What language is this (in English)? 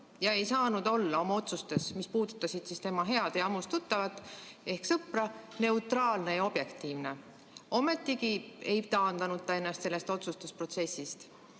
Estonian